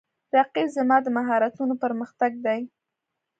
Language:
Pashto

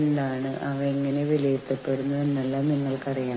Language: Malayalam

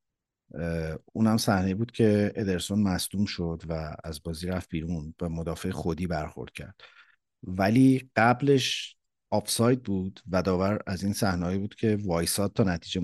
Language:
Persian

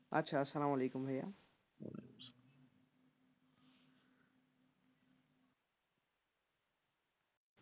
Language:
Bangla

